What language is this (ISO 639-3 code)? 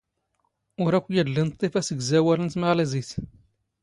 zgh